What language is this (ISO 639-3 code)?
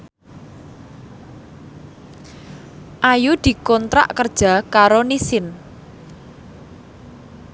jav